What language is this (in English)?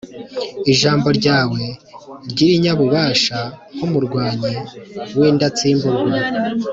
Kinyarwanda